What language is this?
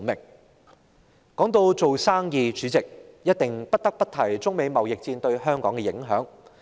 Cantonese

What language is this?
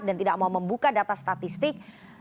Indonesian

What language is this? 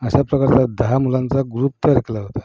Marathi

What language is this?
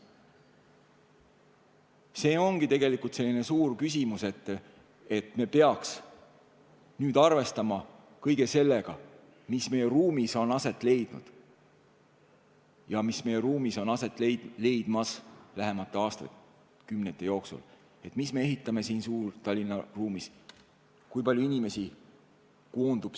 Estonian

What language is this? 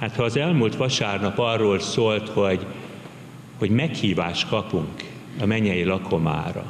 Hungarian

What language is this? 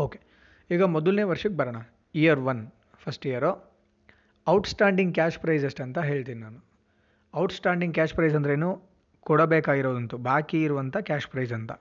Kannada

